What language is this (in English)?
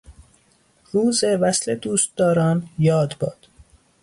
Persian